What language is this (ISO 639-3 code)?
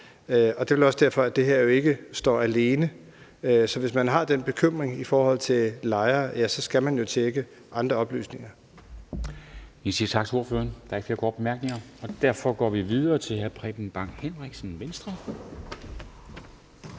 dan